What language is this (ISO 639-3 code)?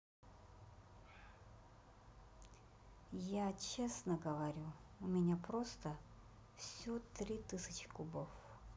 rus